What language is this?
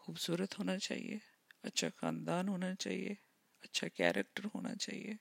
Urdu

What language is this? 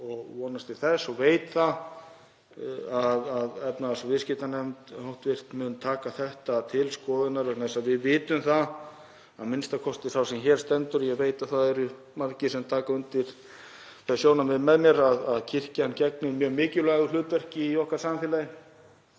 Icelandic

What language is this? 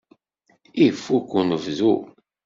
Kabyle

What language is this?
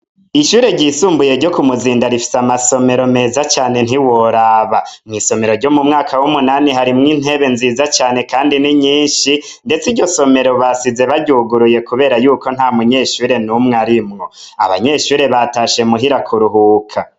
Rundi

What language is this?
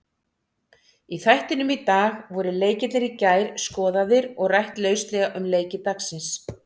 Icelandic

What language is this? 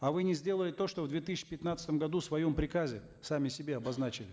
Kazakh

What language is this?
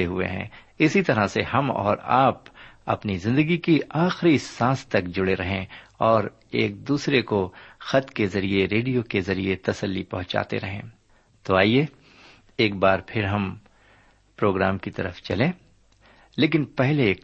Urdu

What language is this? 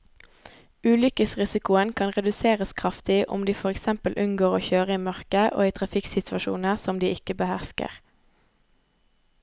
Norwegian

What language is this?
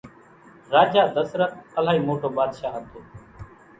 Kachi Koli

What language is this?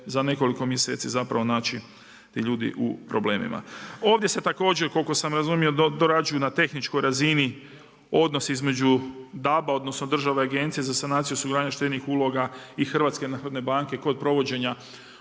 Croatian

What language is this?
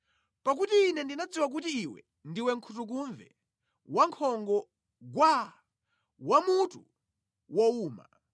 Nyanja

